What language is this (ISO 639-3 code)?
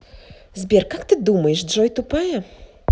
rus